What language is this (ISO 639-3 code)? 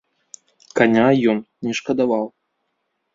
bel